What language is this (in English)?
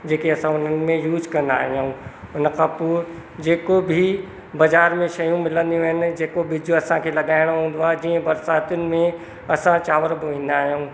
Sindhi